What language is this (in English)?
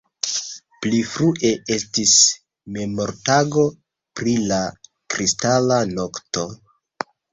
Esperanto